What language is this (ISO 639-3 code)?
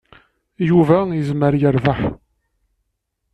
kab